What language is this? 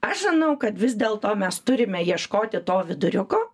Lithuanian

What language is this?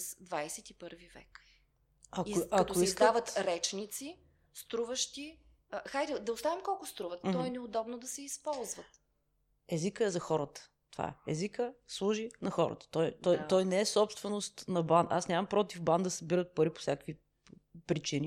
Bulgarian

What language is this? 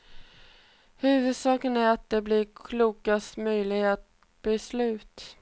Swedish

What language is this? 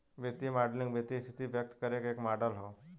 Bhojpuri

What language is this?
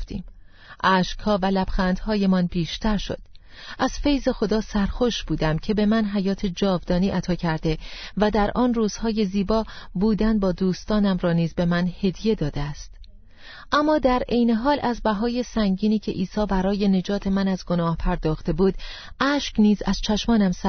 Persian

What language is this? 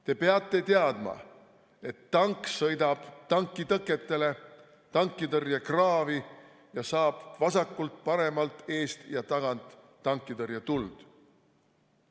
Estonian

